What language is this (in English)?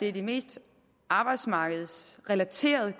Danish